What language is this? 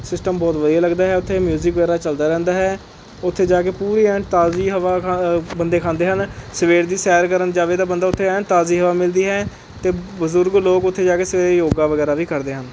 Punjabi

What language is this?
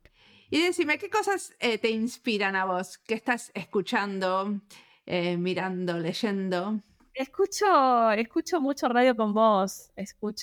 Spanish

